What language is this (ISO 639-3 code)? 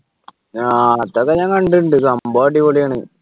mal